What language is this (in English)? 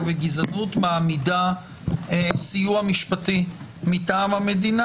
Hebrew